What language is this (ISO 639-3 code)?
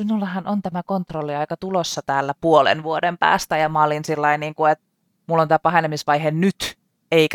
fin